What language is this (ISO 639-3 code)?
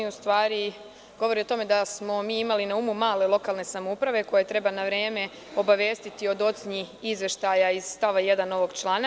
srp